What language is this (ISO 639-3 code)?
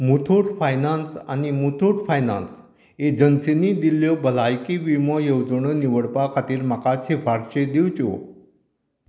kok